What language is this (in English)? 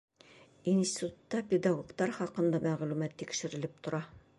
Bashkir